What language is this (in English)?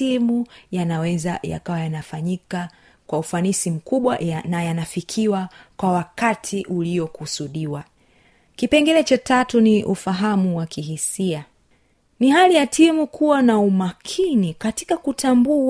Swahili